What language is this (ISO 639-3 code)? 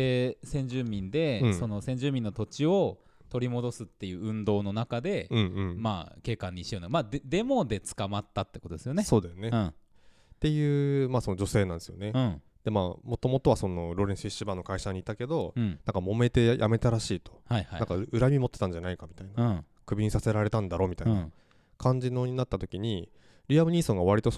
jpn